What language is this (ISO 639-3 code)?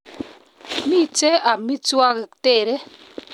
kln